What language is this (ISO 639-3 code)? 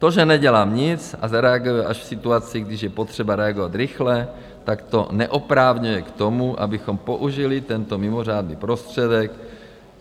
ces